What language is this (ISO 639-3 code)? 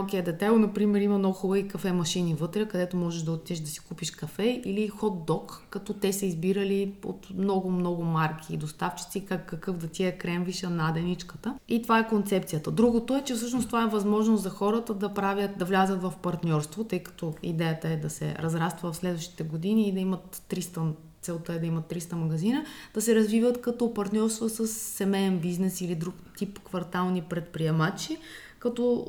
bul